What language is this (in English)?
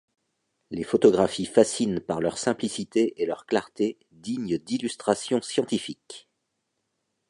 French